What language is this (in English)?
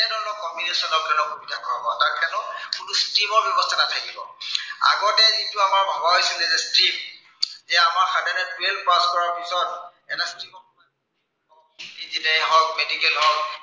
Assamese